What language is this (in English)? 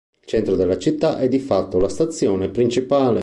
Italian